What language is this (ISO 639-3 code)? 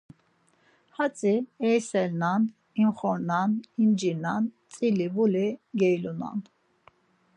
lzz